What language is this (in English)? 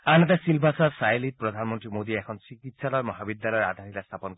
Assamese